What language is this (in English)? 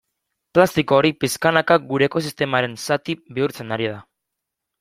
Basque